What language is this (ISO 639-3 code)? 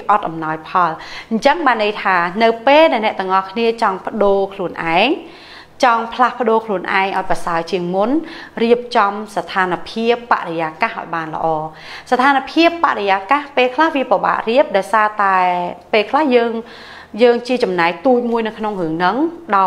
tha